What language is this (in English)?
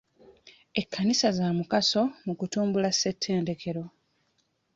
Ganda